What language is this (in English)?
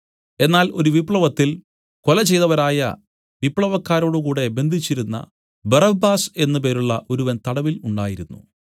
Malayalam